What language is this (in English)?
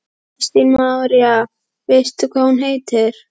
Icelandic